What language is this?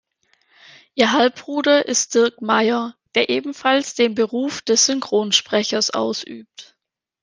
German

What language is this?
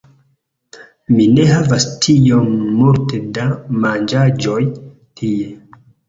Esperanto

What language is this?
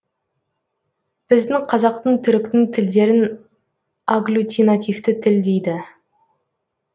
Kazakh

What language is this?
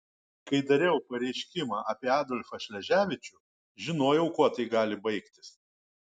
Lithuanian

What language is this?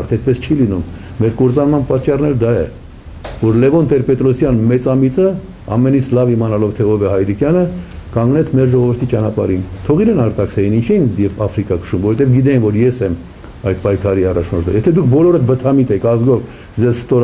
Romanian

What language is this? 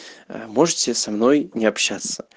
Russian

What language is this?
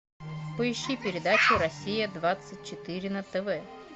Russian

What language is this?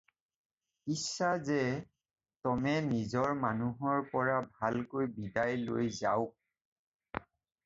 Assamese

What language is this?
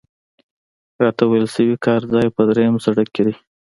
Pashto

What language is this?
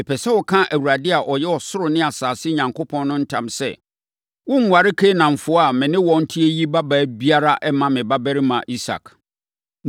Akan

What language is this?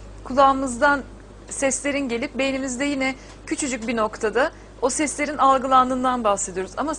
Turkish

